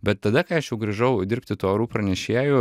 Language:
Lithuanian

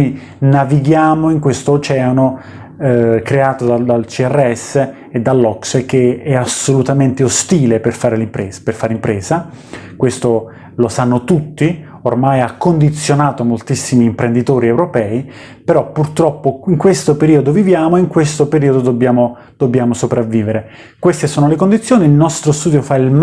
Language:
Italian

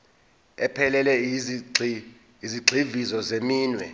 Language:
Zulu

